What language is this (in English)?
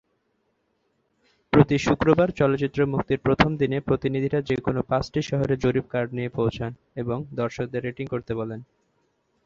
Bangla